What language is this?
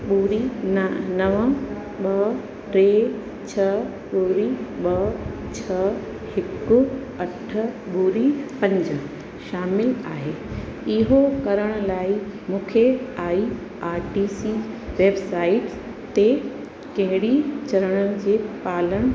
Sindhi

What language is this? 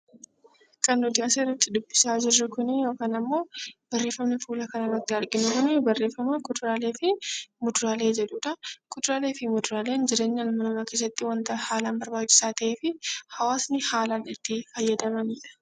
Oromo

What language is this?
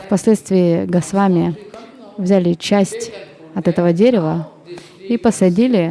Russian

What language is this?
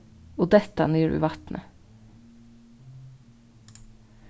Faroese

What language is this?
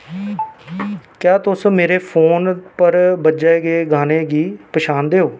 Dogri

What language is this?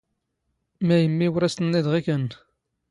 Standard Moroccan Tamazight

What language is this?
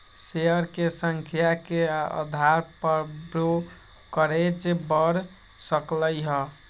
Magahi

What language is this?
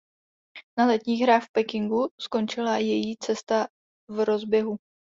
Czech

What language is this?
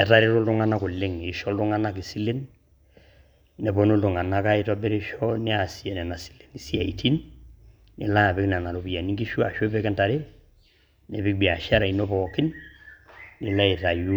Masai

